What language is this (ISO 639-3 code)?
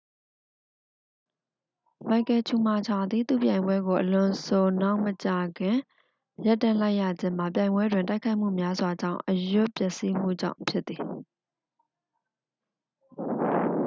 mya